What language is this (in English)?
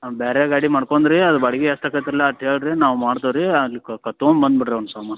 Kannada